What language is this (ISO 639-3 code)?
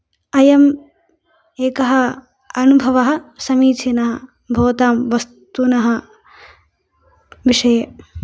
san